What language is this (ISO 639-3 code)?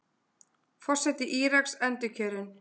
isl